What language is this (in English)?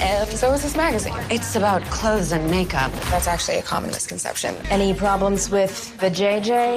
Polish